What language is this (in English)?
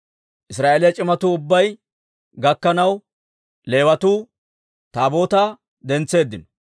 Dawro